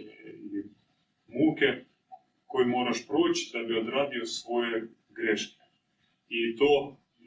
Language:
Croatian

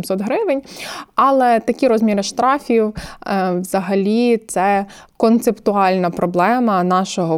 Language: Ukrainian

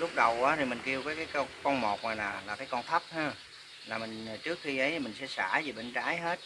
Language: Vietnamese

